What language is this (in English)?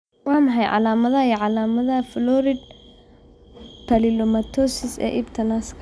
Somali